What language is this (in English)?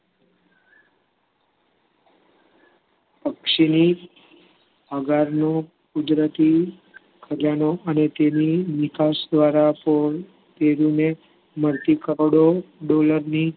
Gujarati